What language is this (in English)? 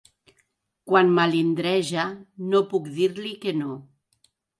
Catalan